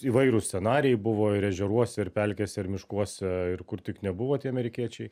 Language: Lithuanian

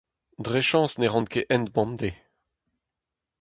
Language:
Breton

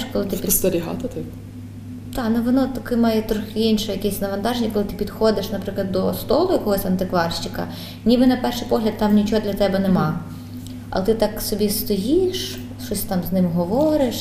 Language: Ukrainian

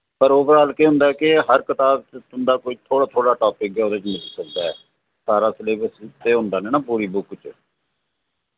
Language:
Dogri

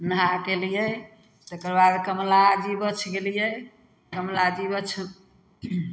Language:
Maithili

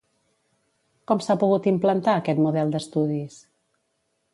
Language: Catalan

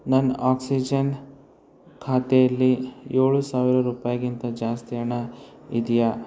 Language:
Kannada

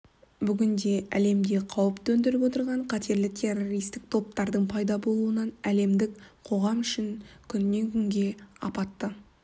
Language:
Kazakh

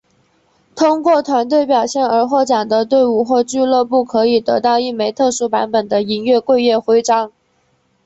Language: Chinese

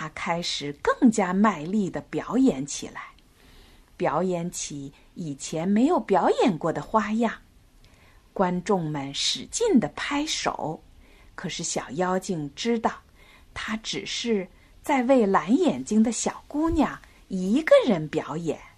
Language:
Chinese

